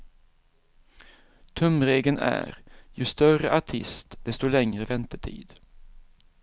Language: Swedish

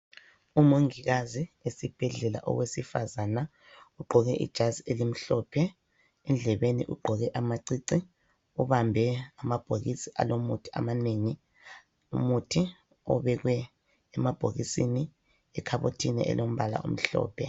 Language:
North Ndebele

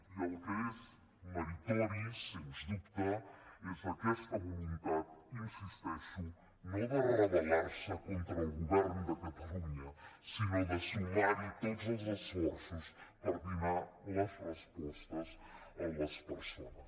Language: Catalan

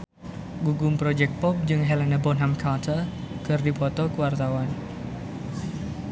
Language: Sundanese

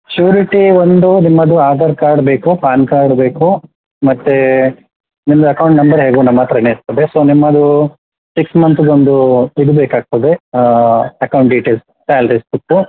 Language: Kannada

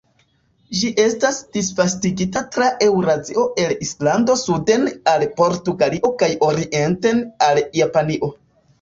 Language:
Esperanto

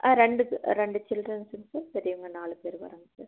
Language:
Tamil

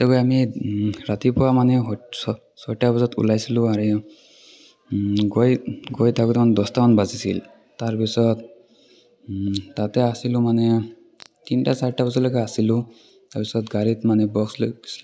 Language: Assamese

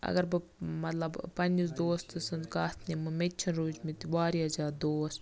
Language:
Kashmiri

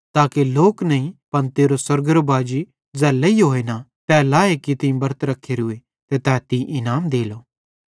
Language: Bhadrawahi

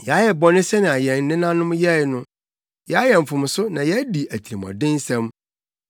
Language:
Akan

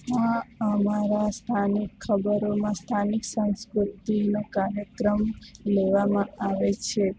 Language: Gujarati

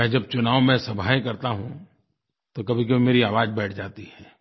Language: Hindi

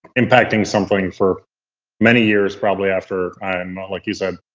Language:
English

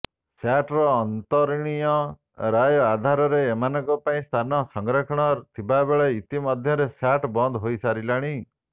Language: Odia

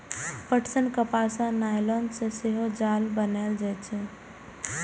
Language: Maithili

